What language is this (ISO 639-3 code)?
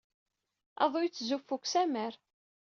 kab